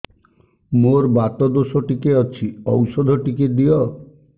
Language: Odia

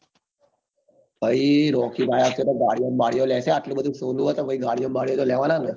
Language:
Gujarati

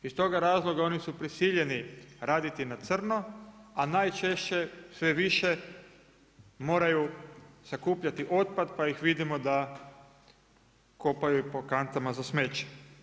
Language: Croatian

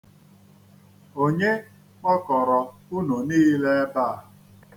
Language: Igbo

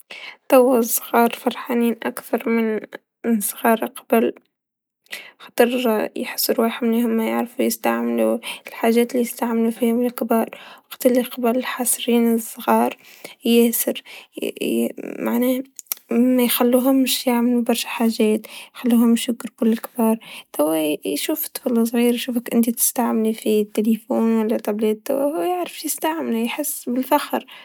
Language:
Tunisian Arabic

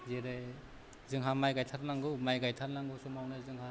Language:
Bodo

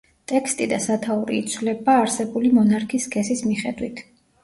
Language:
Georgian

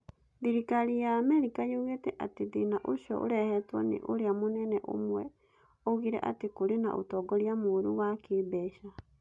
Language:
Kikuyu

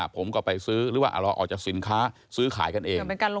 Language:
Thai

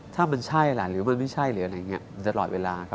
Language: Thai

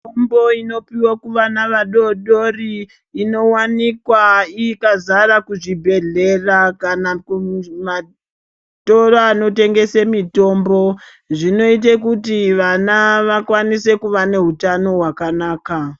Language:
Ndau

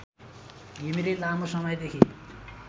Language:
Nepali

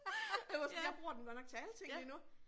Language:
Danish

